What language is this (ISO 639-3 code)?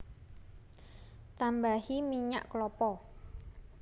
jav